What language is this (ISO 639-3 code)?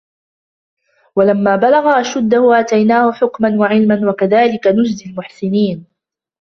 ara